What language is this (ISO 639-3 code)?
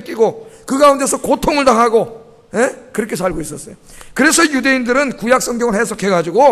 kor